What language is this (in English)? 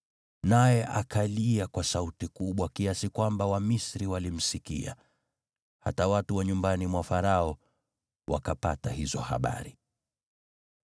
Swahili